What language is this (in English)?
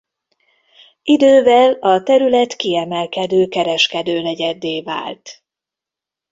Hungarian